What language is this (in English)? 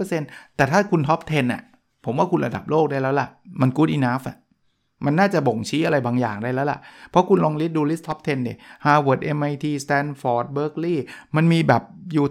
Thai